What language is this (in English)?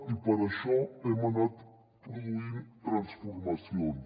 Catalan